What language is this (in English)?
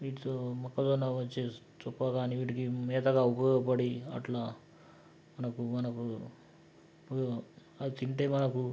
Telugu